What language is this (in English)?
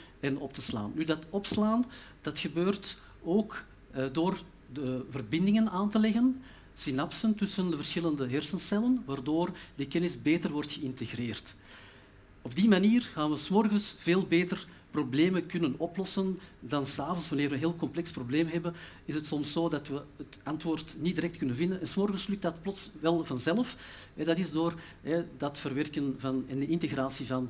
Dutch